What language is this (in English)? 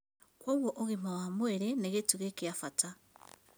Kikuyu